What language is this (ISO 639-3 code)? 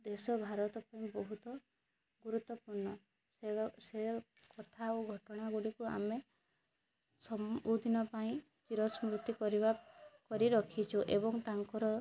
ori